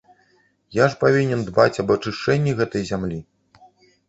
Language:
Belarusian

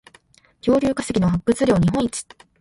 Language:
Japanese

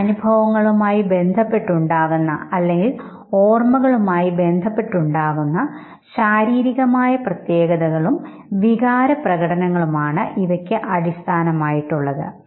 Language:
Malayalam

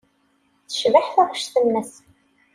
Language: Kabyle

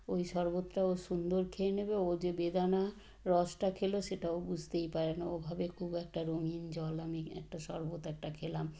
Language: Bangla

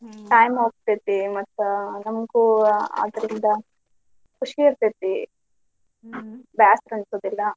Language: Kannada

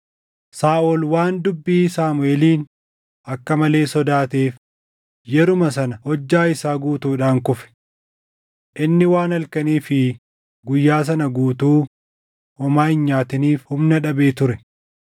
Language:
Oromo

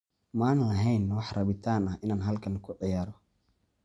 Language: Somali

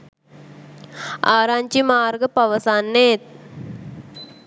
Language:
Sinhala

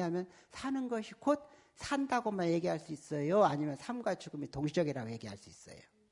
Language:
Korean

